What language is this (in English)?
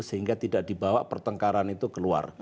Indonesian